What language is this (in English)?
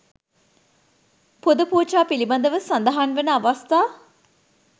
Sinhala